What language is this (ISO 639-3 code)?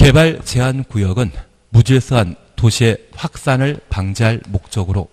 kor